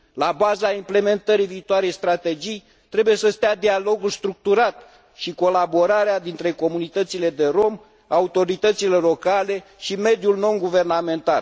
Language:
Romanian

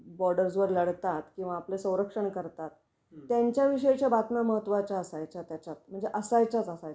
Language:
Marathi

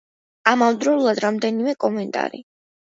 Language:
Georgian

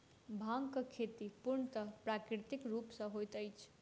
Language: Maithili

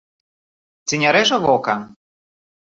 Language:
Belarusian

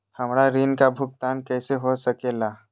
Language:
Magahi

